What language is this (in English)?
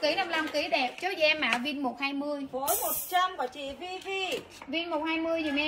Vietnamese